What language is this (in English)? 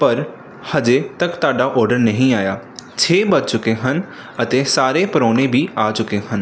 Punjabi